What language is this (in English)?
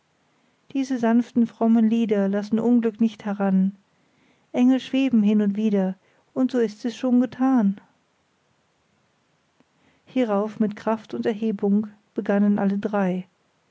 German